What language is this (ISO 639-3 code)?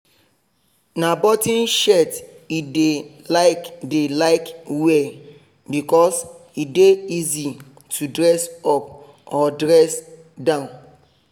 pcm